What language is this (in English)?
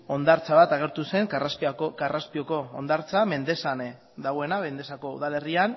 Basque